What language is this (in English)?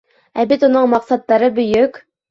Bashkir